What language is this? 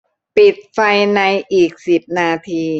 Thai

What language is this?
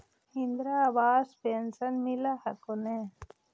Magahi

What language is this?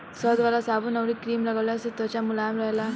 Bhojpuri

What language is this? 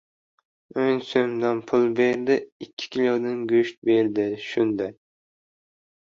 Uzbek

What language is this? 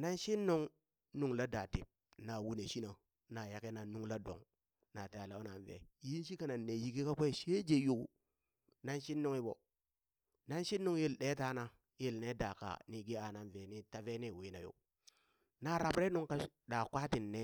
Burak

